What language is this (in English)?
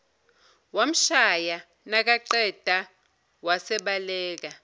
Zulu